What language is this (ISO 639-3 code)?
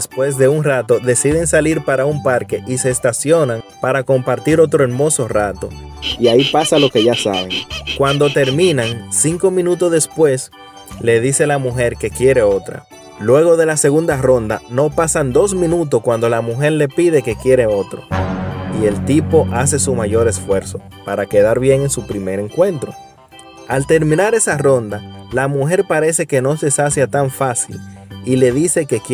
spa